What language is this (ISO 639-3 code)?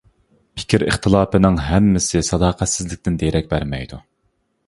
uig